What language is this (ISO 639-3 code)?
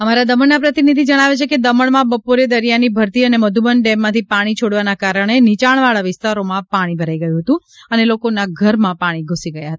guj